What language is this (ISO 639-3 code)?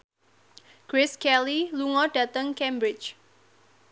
jav